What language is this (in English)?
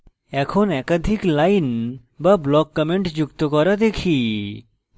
Bangla